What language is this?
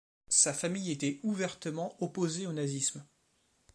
French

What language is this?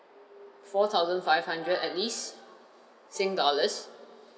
English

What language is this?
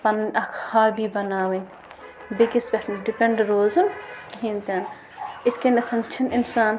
Kashmiri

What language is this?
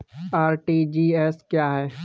Hindi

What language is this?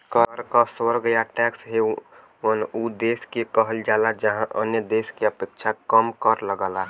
Bhojpuri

